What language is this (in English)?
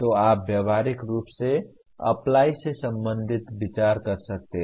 Hindi